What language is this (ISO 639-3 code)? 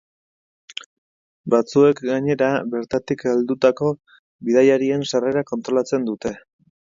eus